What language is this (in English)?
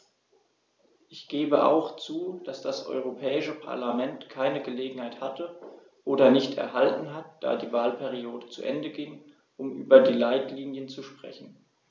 German